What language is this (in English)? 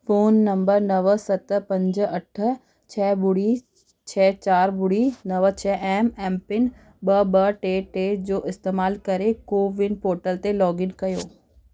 Sindhi